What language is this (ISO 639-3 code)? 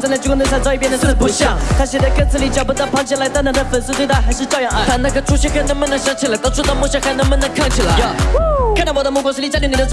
zho